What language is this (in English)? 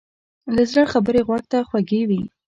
Pashto